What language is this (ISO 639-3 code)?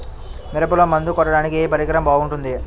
tel